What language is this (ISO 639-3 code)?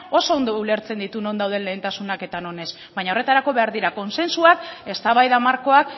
eus